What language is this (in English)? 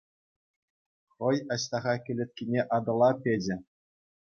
Chuvash